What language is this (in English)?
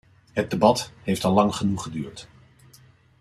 Dutch